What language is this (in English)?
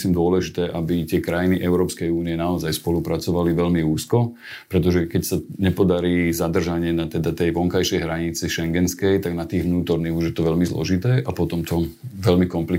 Slovak